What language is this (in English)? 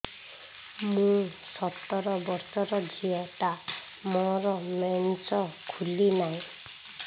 Odia